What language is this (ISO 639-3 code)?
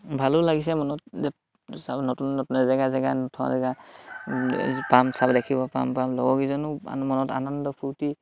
asm